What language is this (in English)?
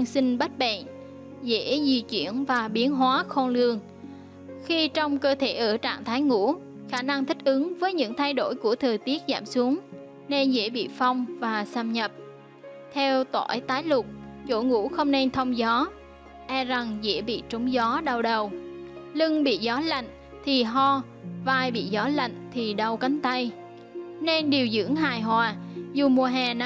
Vietnamese